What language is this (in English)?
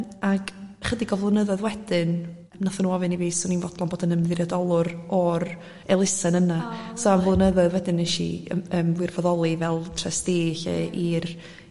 Welsh